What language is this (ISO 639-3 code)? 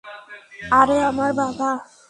ben